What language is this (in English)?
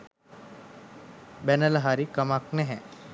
Sinhala